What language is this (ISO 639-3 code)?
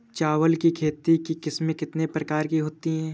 hin